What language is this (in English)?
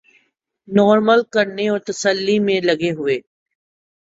Urdu